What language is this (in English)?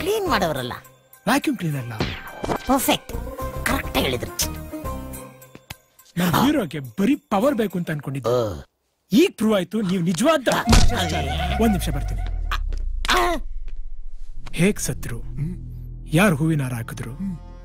Hindi